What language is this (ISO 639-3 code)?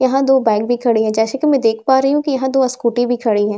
hin